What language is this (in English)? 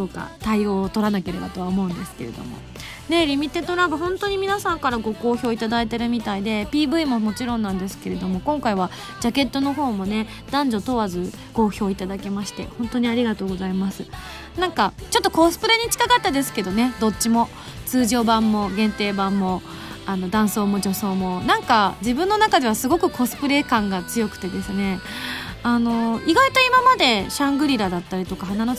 Japanese